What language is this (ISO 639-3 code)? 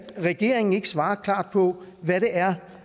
dan